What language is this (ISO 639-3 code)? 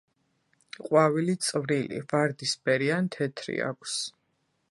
kat